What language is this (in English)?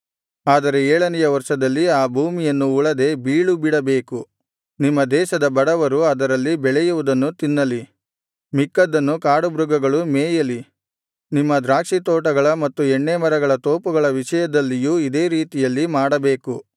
Kannada